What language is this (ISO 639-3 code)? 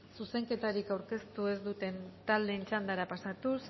eus